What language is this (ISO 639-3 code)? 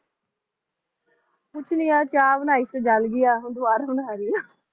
pan